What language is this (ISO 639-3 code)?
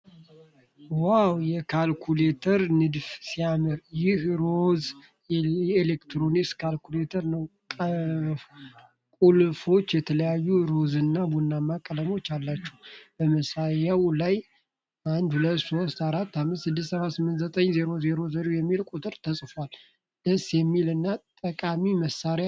amh